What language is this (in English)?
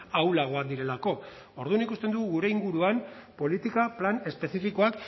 Basque